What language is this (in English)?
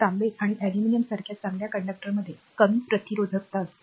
Marathi